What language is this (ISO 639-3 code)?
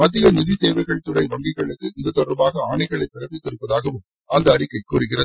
tam